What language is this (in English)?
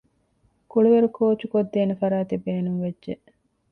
Divehi